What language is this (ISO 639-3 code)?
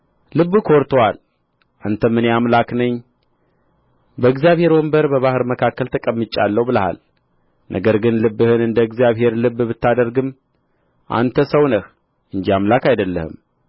amh